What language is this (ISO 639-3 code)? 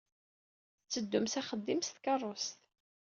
kab